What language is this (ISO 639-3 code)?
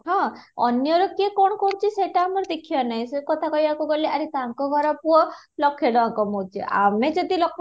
ori